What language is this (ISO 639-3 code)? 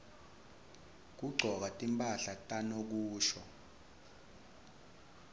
ssw